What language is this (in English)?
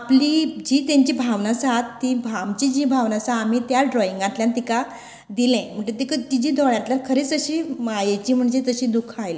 Konkani